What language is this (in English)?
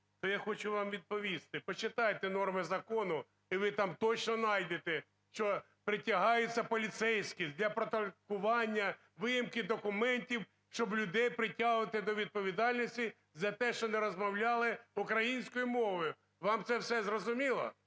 Ukrainian